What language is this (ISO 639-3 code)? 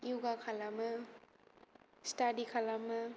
brx